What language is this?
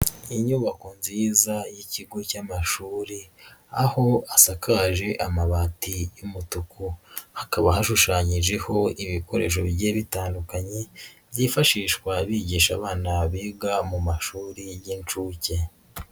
Kinyarwanda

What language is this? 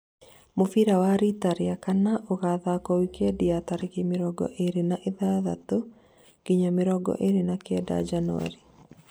Kikuyu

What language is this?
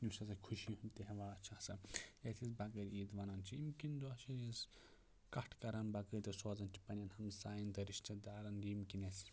Kashmiri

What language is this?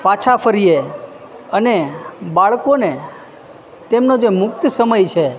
Gujarati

